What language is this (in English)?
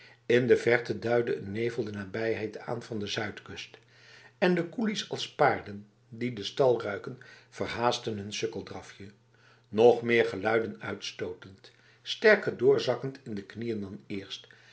Dutch